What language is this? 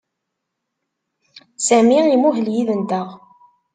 Kabyle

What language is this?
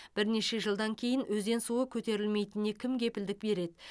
Kazakh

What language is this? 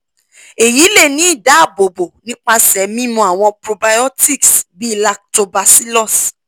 Yoruba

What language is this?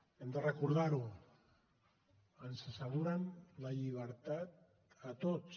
Catalan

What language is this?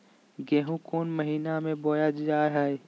Magahi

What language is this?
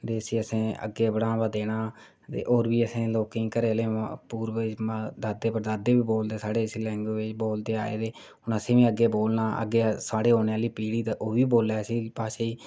Dogri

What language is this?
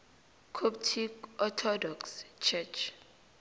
South Ndebele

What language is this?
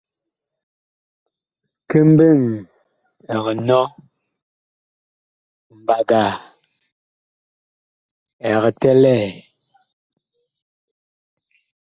Bakoko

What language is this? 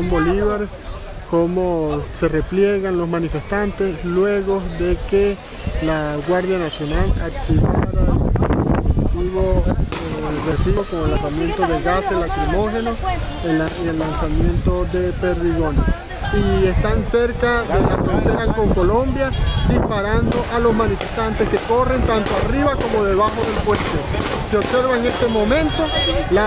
Spanish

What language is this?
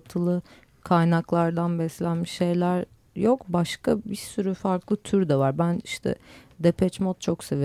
Turkish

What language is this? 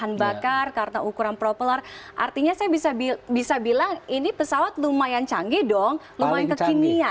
Indonesian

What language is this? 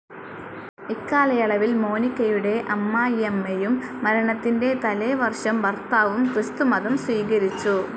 Malayalam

